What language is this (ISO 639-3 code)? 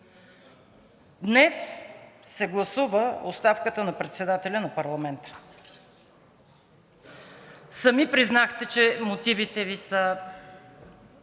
bul